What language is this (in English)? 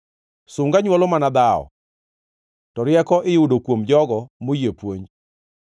Luo (Kenya and Tanzania)